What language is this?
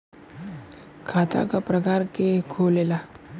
Bhojpuri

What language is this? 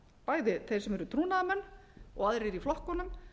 Icelandic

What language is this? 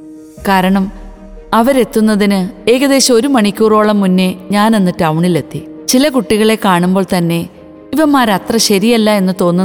Malayalam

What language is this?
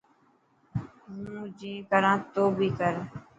Dhatki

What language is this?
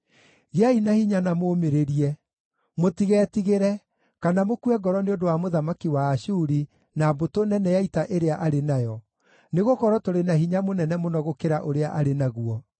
Kikuyu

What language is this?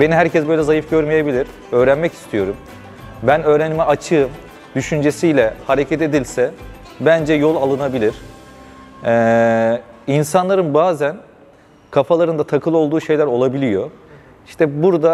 Turkish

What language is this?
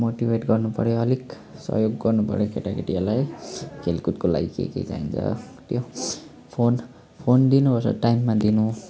Nepali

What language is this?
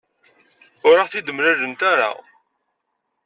Kabyle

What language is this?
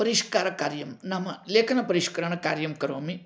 Sanskrit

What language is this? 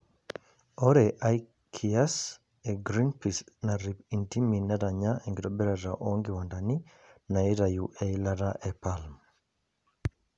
Masai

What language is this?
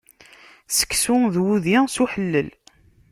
Kabyle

